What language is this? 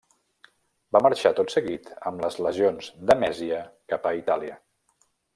Catalan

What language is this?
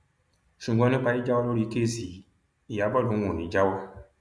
Yoruba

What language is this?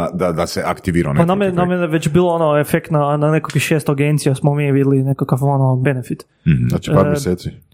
Croatian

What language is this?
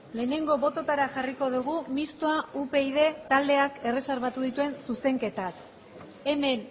Basque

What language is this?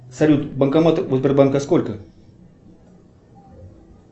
Russian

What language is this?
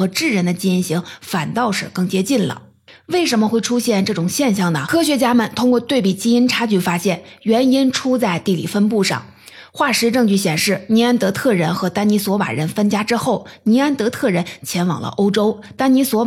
Chinese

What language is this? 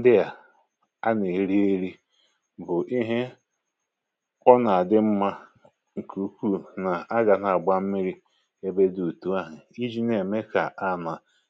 Igbo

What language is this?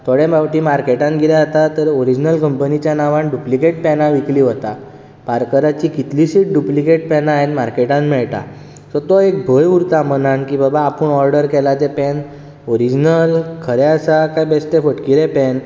Konkani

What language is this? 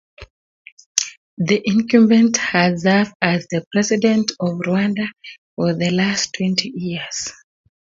Kalenjin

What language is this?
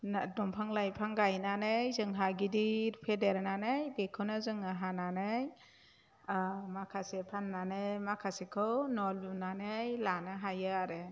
Bodo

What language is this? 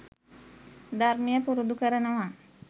Sinhala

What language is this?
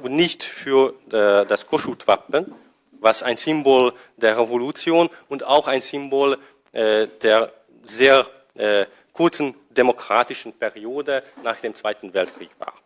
German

